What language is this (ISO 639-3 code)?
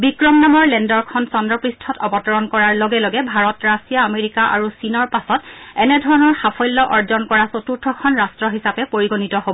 asm